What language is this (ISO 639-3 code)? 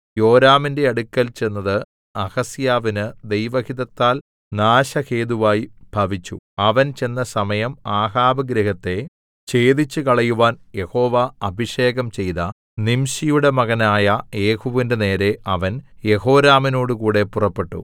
mal